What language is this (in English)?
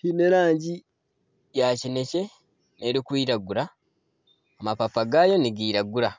Nyankole